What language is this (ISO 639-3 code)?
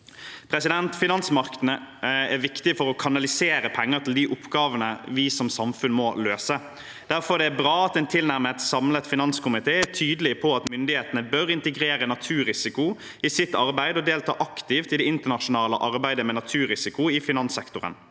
nor